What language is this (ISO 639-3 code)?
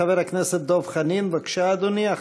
heb